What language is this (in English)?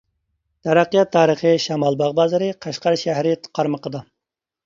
Uyghur